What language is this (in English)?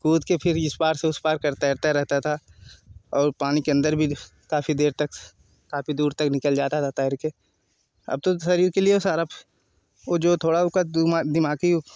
Hindi